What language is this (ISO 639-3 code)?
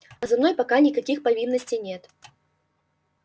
rus